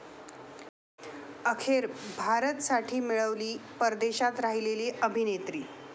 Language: Marathi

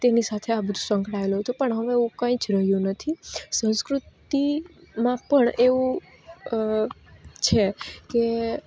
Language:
Gujarati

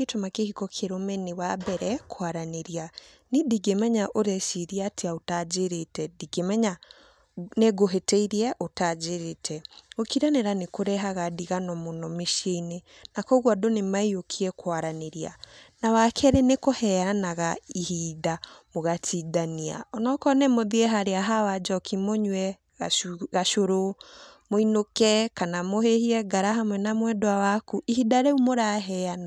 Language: Kikuyu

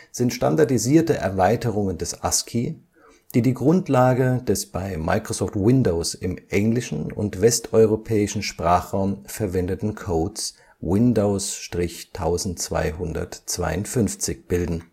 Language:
German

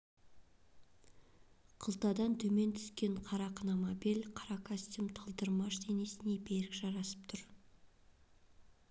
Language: Kazakh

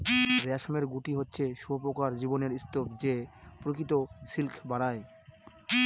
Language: Bangla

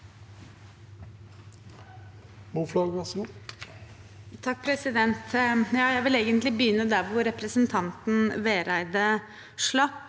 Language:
Norwegian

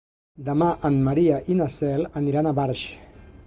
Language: Catalan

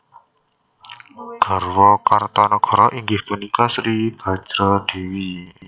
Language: Javanese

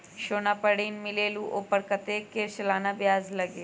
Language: Magahi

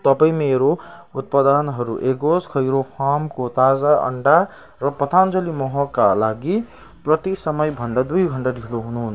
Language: Nepali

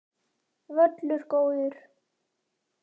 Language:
Icelandic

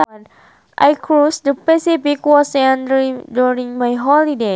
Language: Sundanese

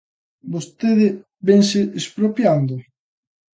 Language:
Galician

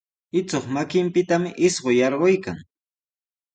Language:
Sihuas Ancash Quechua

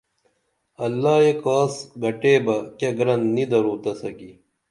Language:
Dameli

